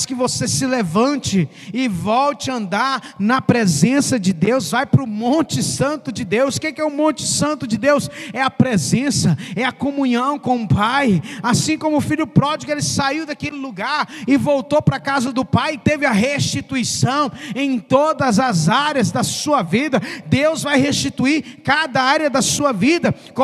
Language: Portuguese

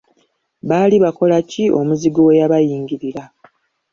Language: Ganda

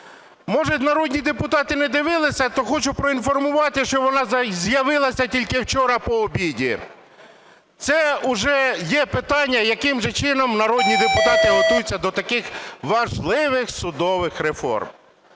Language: Ukrainian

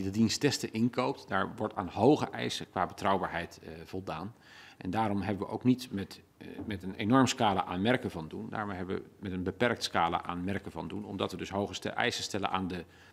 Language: Dutch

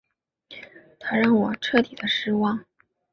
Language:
Chinese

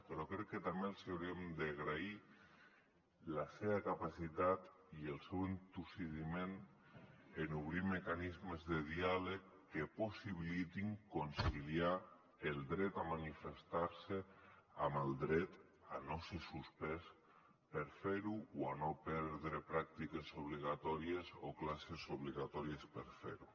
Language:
Catalan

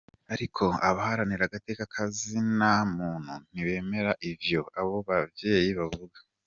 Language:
Kinyarwanda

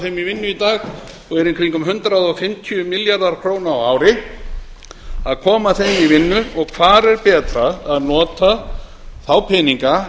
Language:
Icelandic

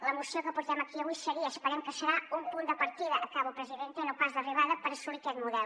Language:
Catalan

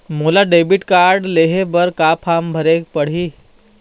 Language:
Chhattisgarhi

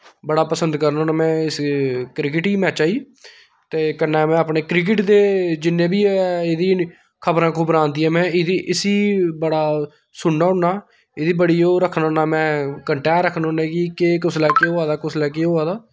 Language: Dogri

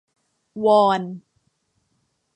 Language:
Thai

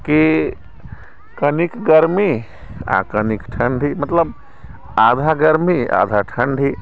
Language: Maithili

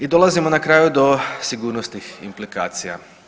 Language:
Croatian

